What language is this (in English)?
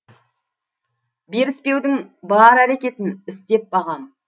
Kazakh